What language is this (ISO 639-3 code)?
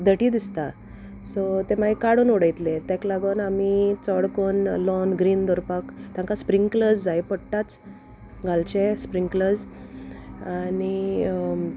kok